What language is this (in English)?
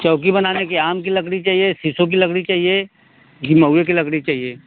Hindi